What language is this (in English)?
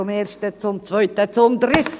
Swiss German